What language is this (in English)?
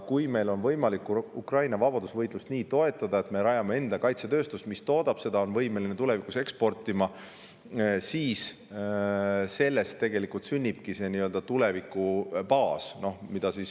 Estonian